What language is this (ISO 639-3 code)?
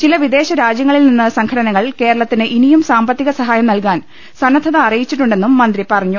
mal